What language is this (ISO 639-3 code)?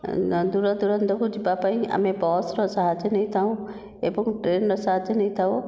ori